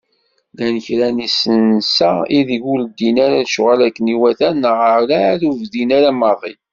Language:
Kabyle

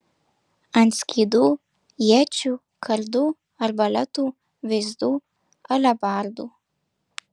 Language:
Lithuanian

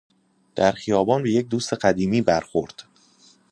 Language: Persian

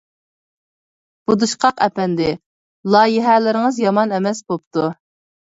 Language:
Uyghur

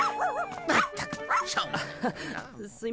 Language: Japanese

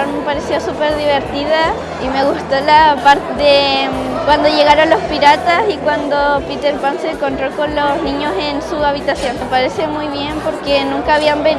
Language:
Spanish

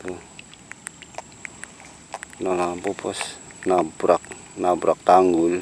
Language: Indonesian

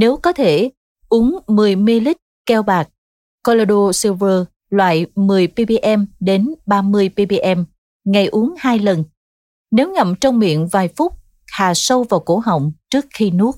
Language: Vietnamese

